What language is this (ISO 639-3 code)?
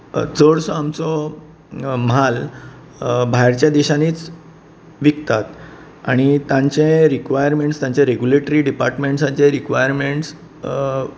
kok